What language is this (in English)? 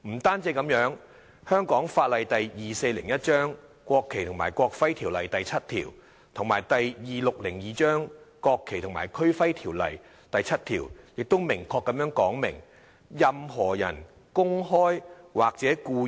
Cantonese